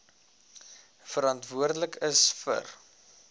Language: Afrikaans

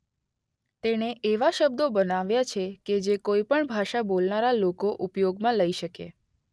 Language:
Gujarati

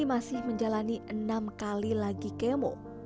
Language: Indonesian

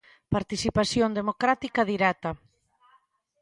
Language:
Galician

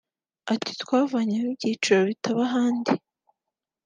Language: Kinyarwanda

